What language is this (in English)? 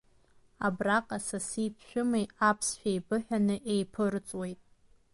Abkhazian